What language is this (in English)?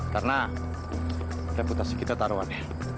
Indonesian